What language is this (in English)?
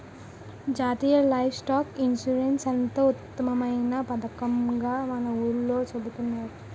Telugu